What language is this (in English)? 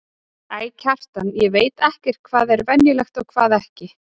Icelandic